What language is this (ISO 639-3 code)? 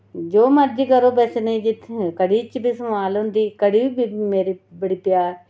doi